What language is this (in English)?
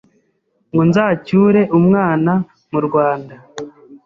Kinyarwanda